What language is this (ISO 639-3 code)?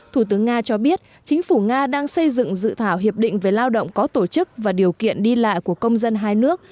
vie